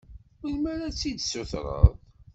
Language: Kabyle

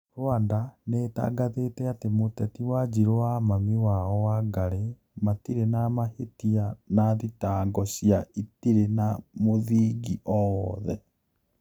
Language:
Kikuyu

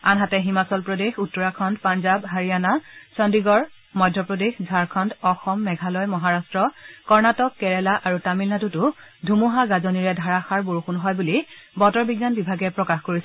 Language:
Assamese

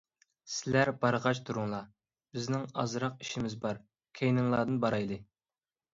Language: Uyghur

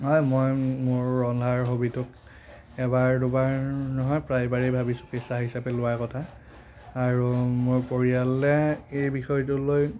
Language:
Assamese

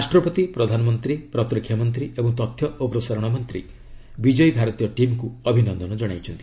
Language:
Odia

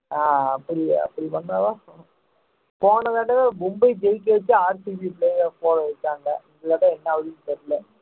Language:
Tamil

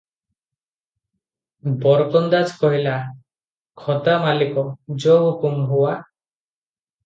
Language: Odia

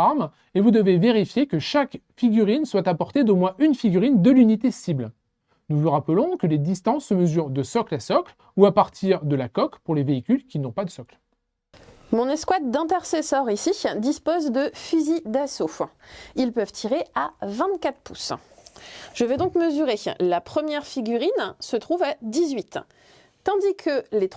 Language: French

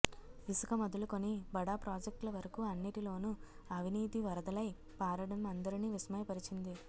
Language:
Telugu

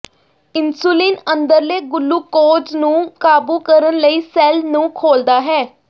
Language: Punjabi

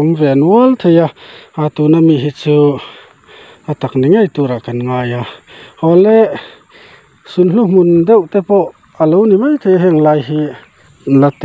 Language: Thai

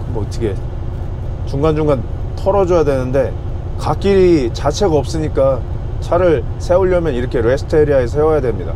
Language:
Korean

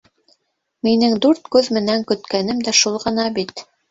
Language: Bashkir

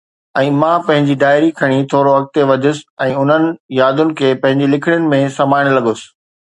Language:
Sindhi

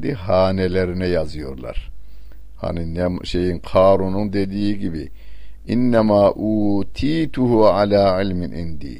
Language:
Turkish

